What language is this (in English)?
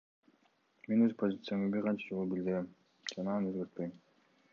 Kyrgyz